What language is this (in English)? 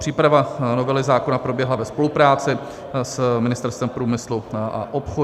Czech